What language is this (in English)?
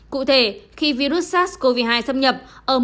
Vietnamese